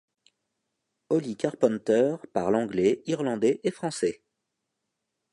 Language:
French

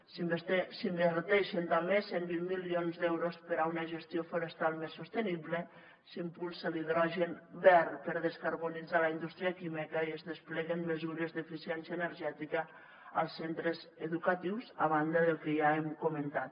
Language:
Catalan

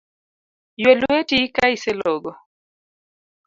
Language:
Luo (Kenya and Tanzania)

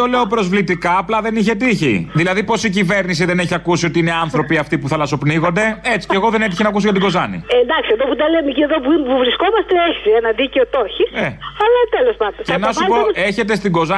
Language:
Greek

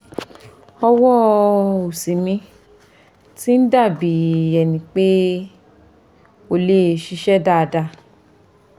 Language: Yoruba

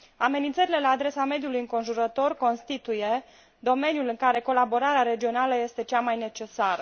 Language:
Romanian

